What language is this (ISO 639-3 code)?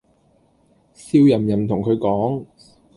yue